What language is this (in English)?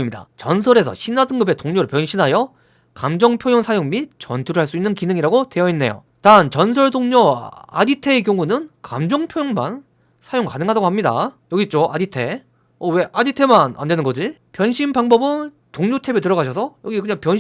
Korean